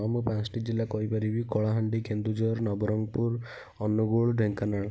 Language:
Odia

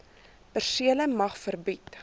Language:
Afrikaans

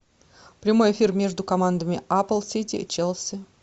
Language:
Russian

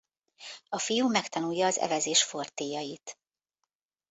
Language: Hungarian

